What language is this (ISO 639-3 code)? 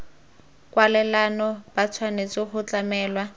tsn